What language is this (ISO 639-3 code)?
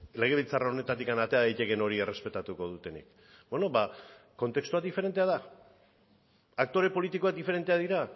eus